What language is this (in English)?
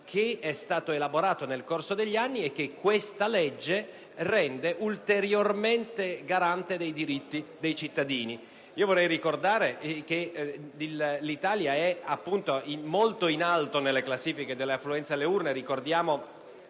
Italian